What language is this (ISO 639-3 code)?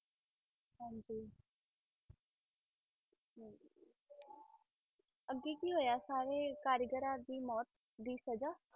pan